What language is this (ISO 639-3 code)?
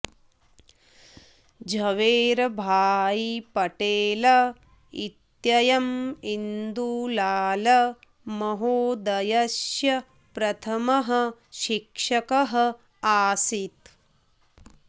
san